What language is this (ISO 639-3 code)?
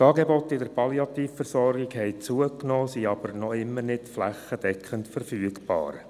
gsw